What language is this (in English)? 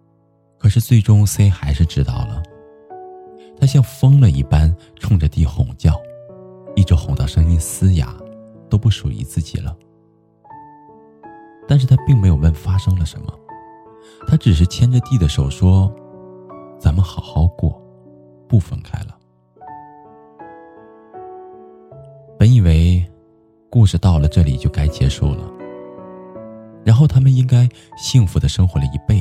Chinese